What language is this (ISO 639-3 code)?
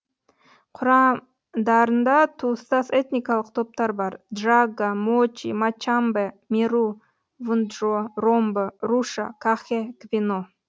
kaz